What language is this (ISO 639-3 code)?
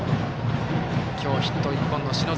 jpn